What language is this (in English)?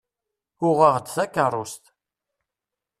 Kabyle